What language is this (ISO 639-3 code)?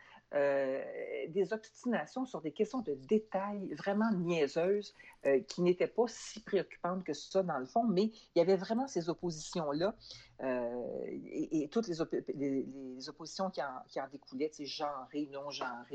fra